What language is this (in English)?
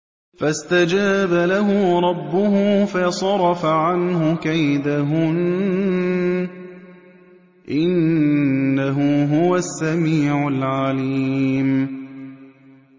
Arabic